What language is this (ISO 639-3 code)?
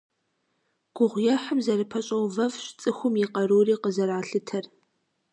kbd